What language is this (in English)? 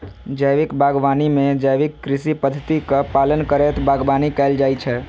Maithili